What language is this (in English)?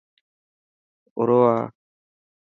Dhatki